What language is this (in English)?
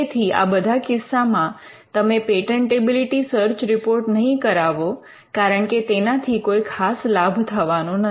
Gujarati